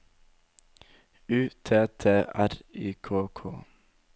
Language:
Norwegian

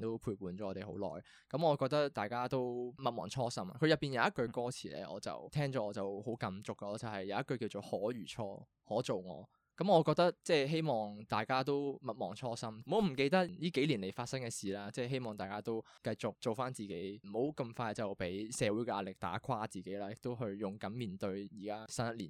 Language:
Chinese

